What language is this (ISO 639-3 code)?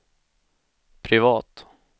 swe